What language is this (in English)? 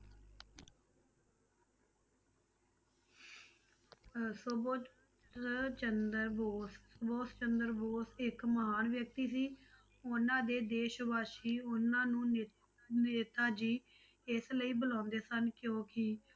Punjabi